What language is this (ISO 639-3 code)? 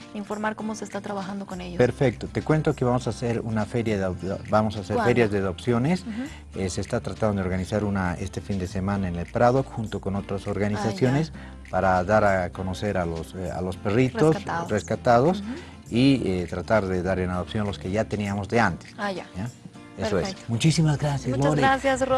spa